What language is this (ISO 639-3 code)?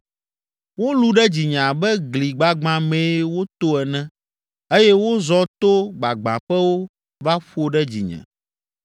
ewe